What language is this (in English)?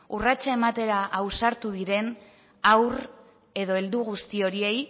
Basque